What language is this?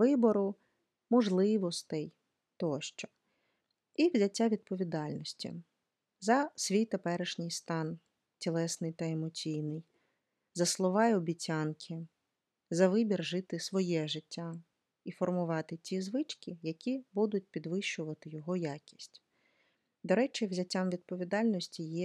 Ukrainian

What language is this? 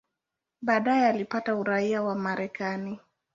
Swahili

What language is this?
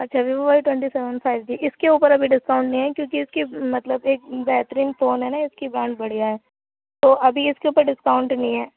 Urdu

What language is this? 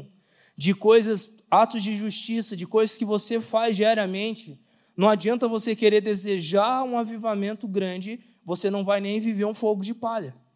Portuguese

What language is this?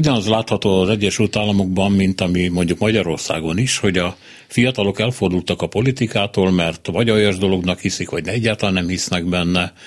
Hungarian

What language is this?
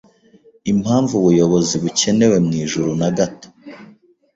Kinyarwanda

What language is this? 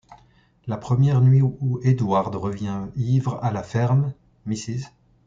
French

